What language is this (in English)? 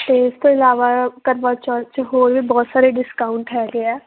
Punjabi